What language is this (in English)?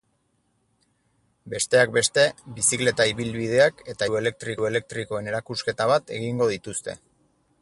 Basque